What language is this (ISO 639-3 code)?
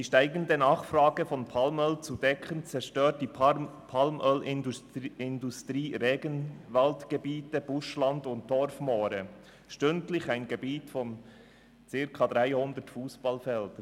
gsw